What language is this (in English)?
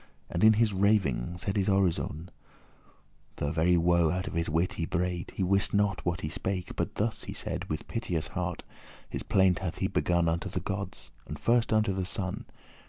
English